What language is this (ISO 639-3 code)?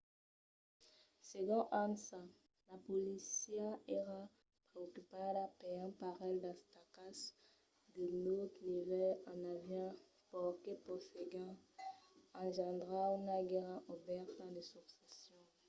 oci